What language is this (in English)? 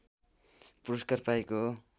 Nepali